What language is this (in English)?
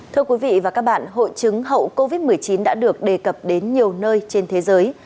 Vietnamese